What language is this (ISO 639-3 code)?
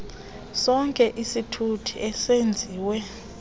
xho